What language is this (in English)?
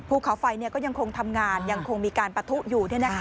Thai